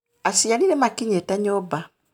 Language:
Kikuyu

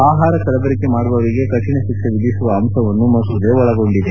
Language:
Kannada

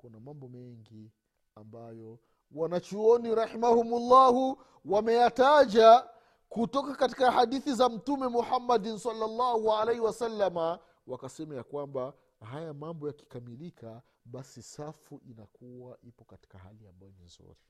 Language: Swahili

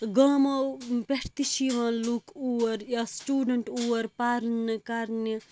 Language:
Kashmiri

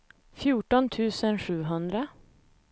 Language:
Swedish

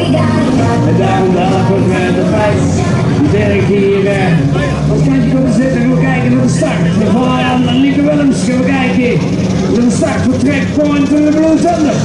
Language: Dutch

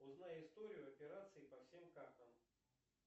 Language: Russian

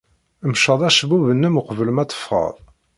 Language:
Kabyle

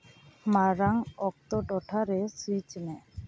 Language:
Santali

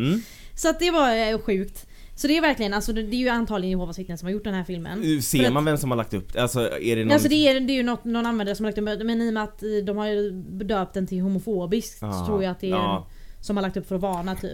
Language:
Swedish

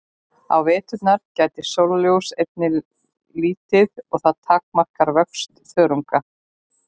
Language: Icelandic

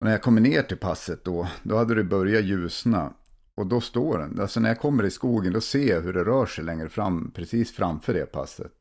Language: Swedish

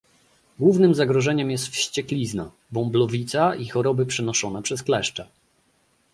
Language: Polish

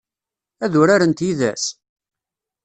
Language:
Kabyle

